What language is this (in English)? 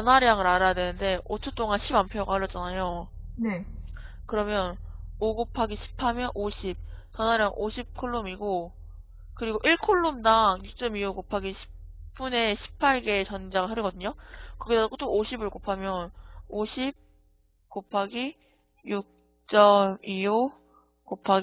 Korean